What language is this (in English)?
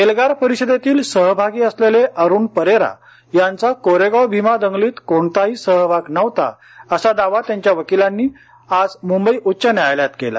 Marathi